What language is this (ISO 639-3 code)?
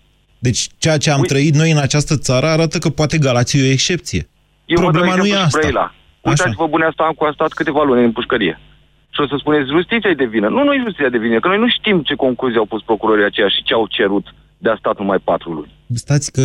ron